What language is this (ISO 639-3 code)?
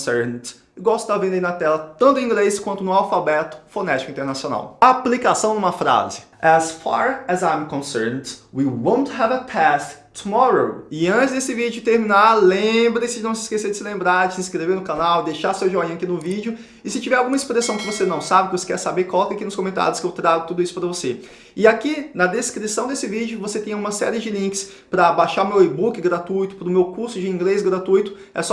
por